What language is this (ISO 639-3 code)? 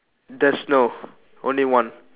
eng